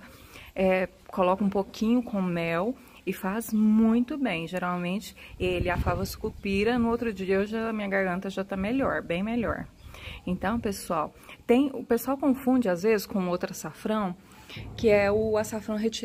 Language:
Portuguese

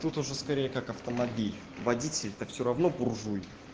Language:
Russian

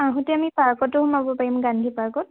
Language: Assamese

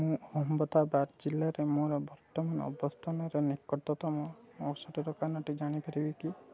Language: Odia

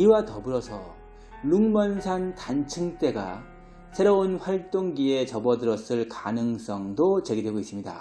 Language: Korean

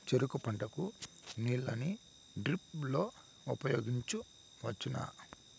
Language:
Telugu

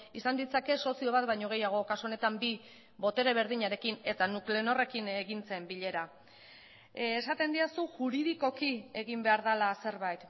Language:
Basque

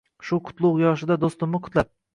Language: Uzbek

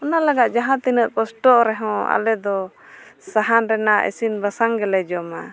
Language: Santali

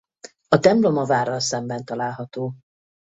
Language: Hungarian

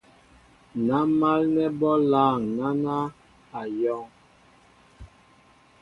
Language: Mbo (Cameroon)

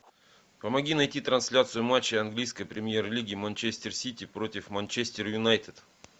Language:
Russian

